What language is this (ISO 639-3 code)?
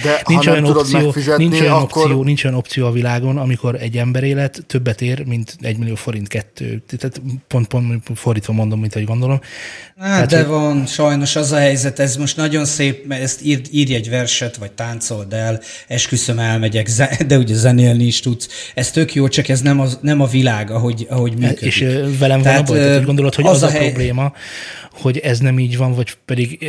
hun